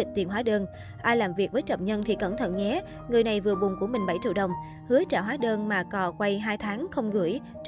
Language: Vietnamese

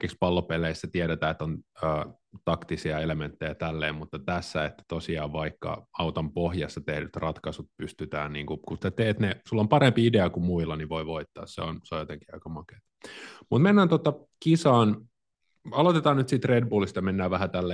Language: Finnish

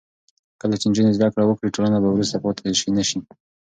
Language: Pashto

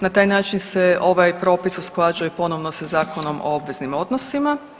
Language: Croatian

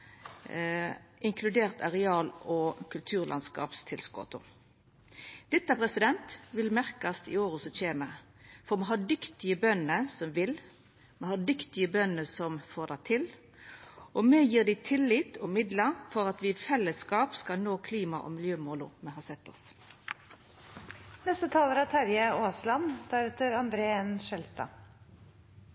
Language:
Norwegian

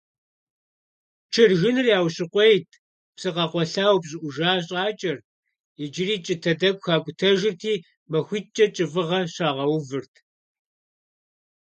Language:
Kabardian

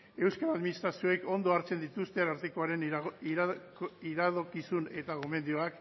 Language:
Basque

